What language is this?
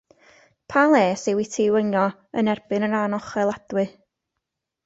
Welsh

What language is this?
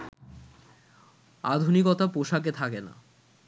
Bangla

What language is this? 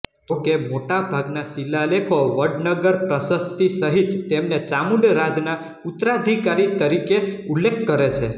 Gujarati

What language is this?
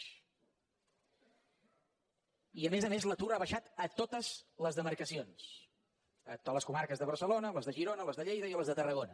Catalan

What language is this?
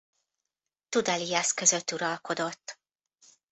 Hungarian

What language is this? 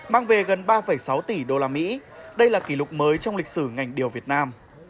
Vietnamese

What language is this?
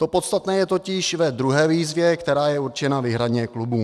Czech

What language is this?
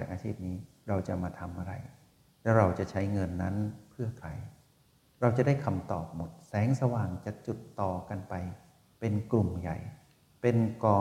Thai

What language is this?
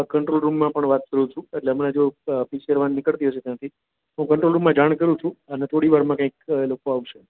Gujarati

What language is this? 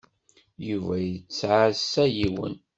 Kabyle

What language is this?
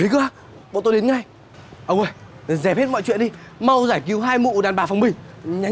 Vietnamese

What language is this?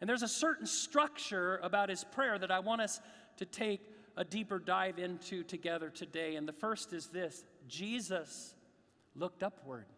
English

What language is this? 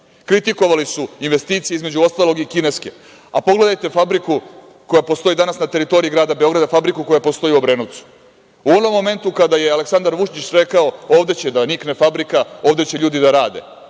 Serbian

